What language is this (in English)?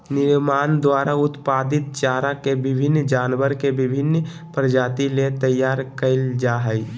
Magahi